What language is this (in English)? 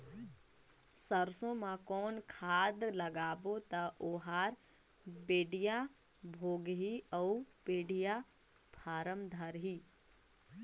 Chhattisgarhi